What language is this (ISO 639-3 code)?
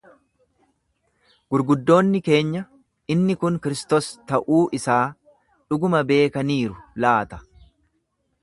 orm